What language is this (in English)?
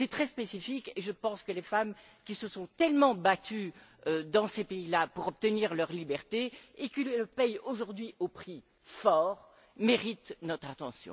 French